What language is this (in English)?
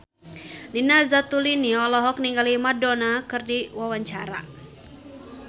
Sundanese